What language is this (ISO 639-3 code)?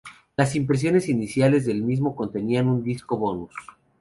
spa